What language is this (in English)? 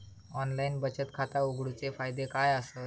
Marathi